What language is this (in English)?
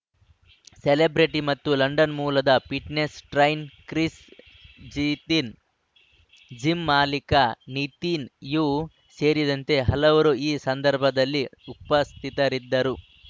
Kannada